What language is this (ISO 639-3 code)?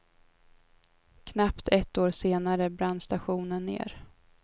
swe